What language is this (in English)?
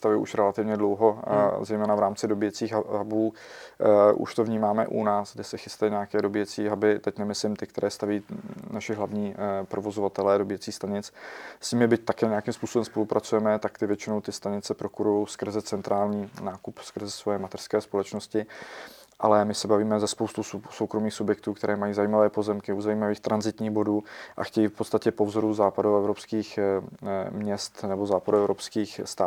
Czech